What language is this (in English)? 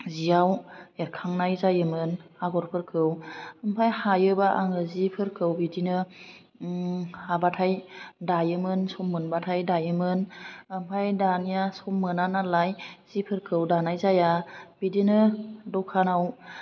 Bodo